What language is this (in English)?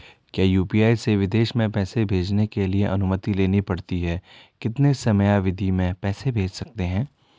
Hindi